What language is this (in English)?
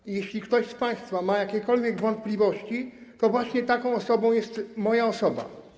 Polish